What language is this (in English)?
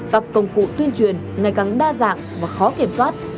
Vietnamese